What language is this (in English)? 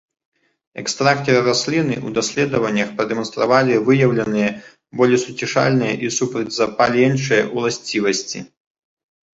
Belarusian